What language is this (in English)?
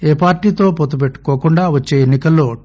Telugu